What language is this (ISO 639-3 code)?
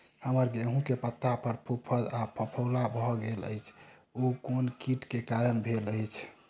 mai